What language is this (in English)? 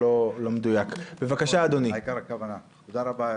Hebrew